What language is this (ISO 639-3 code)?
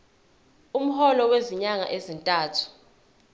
zul